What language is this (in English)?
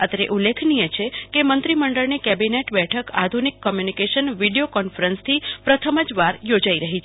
Gujarati